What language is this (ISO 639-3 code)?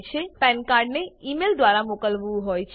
guj